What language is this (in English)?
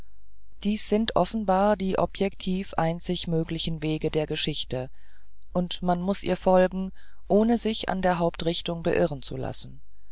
German